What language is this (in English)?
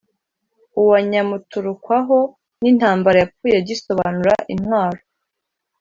Kinyarwanda